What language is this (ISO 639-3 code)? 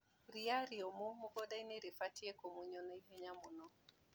kik